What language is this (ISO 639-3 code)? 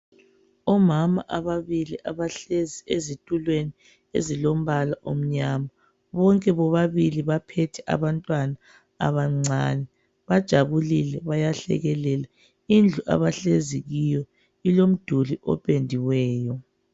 nde